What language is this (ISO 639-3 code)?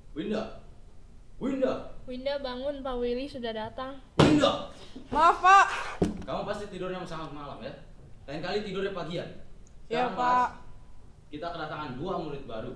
ind